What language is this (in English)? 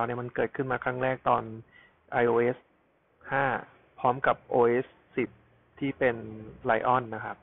Thai